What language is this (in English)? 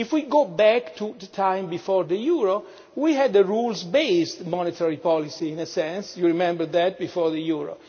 English